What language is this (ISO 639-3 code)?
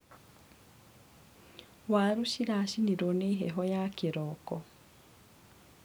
kik